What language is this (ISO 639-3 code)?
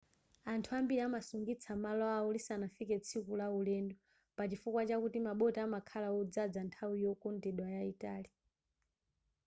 nya